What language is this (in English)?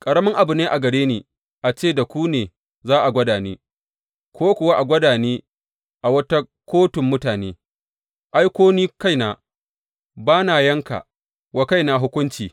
Hausa